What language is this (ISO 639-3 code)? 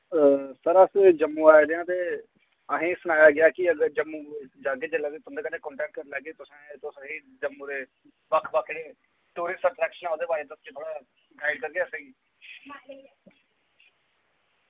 doi